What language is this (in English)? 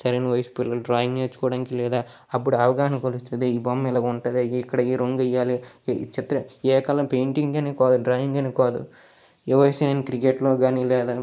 Telugu